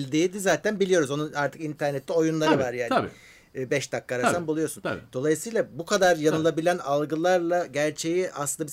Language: Turkish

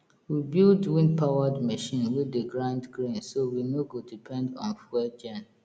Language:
Nigerian Pidgin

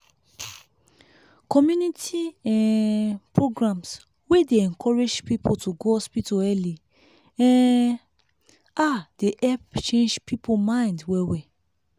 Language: Nigerian Pidgin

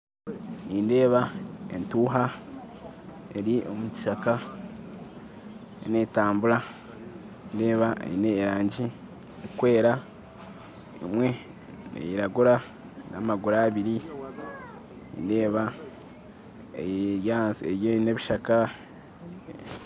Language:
Nyankole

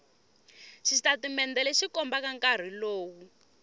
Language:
Tsonga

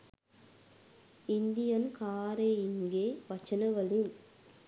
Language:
Sinhala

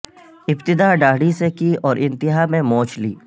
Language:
Urdu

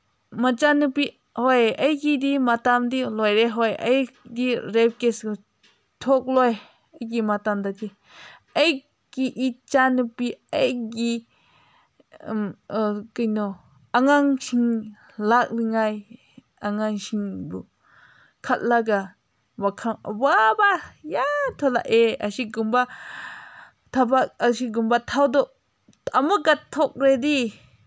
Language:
Manipuri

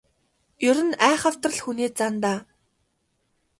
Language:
Mongolian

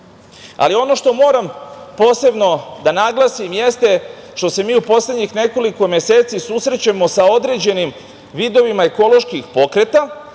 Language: Serbian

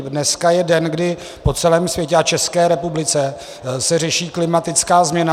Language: Czech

